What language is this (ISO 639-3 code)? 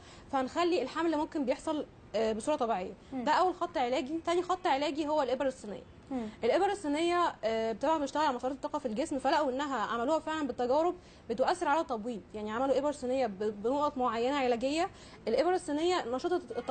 ara